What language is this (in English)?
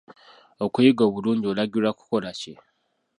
Ganda